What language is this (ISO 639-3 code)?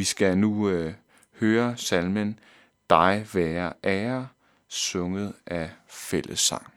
dan